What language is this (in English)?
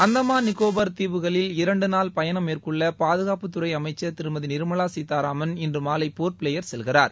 Tamil